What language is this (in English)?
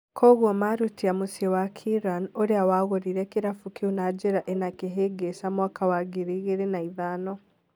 Kikuyu